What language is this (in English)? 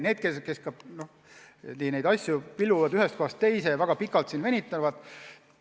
Estonian